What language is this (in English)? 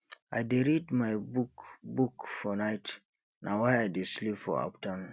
Nigerian Pidgin